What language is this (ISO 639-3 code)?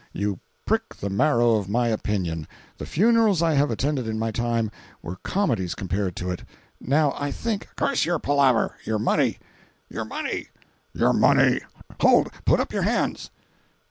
eng